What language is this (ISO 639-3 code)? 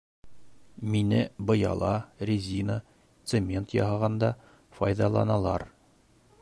bak